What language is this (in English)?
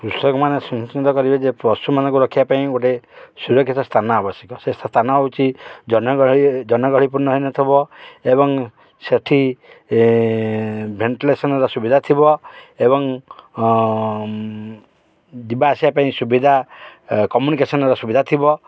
Odia